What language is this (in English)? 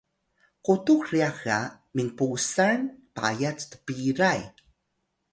Atayal